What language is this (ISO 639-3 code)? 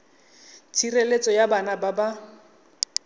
tsn